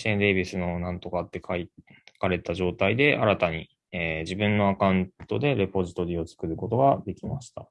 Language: Japanese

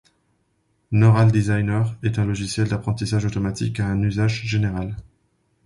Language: French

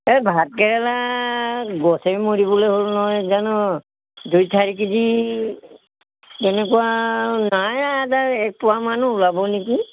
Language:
Assamese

